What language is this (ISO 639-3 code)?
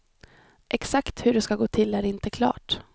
swe